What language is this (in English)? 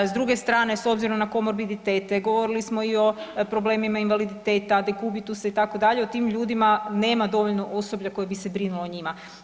Croatian